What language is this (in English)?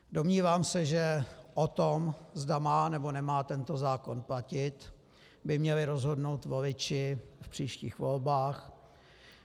Czech